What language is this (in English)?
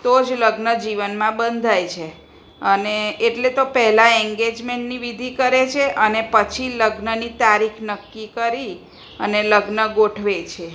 Gujarati